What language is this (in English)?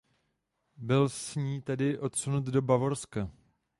Czech